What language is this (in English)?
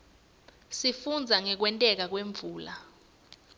Swati